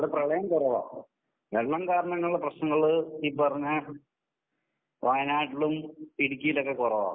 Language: Malayalam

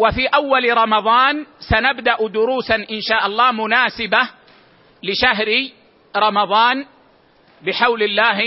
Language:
Arabic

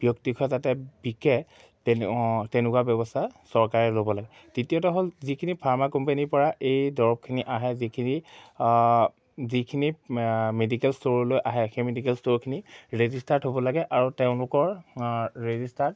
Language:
Assamese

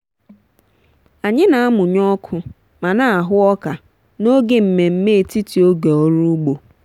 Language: Igbo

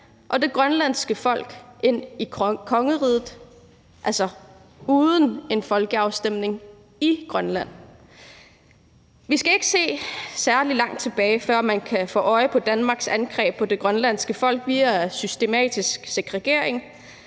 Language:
Danish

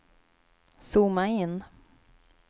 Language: Swedish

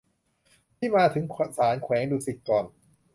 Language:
Thai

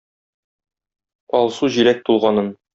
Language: Tatar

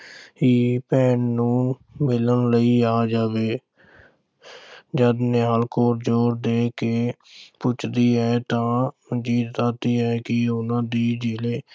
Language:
Punjabi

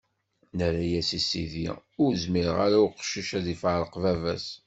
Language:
Kabyle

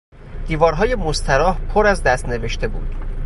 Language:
Persian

